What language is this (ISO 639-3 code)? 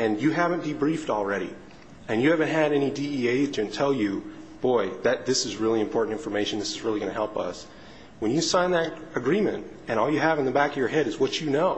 eng